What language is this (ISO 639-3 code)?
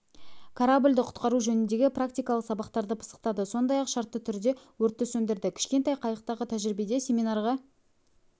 kaz